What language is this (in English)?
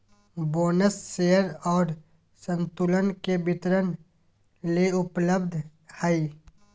Magahi